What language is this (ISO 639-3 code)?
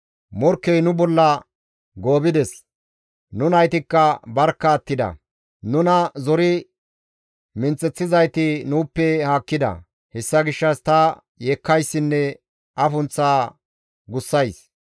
gmv